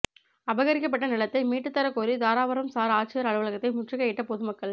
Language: Tamil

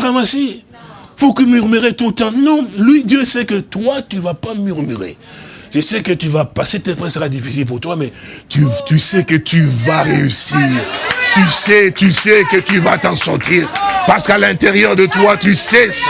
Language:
French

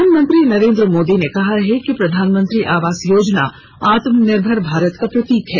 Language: Hindi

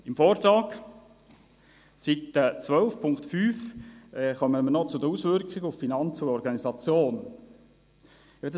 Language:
Swiss German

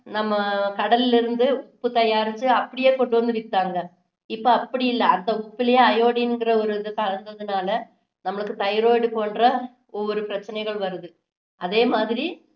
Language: Tamil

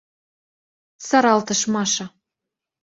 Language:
Mari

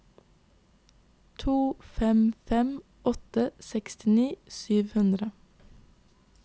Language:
Norwegian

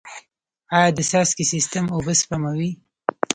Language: Pashto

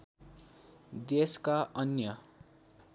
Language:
Nepali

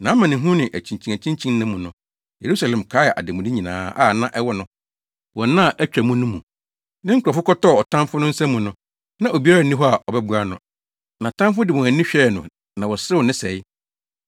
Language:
Akan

